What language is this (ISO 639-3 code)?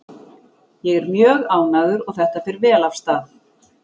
isl